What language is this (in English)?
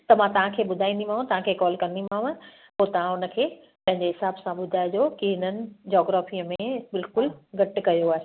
Sindhi